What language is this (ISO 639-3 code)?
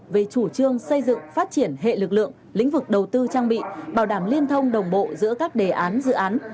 vie